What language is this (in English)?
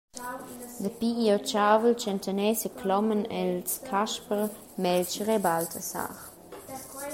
Romansh